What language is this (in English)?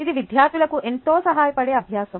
Telugu